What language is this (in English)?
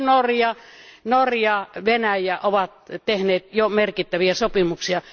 Finnish